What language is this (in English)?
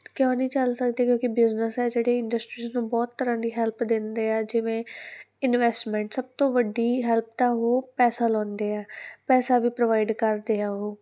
Punjabi